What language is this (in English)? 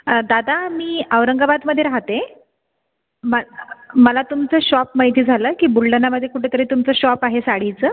Marathi